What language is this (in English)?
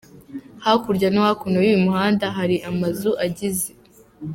Kinyarwanda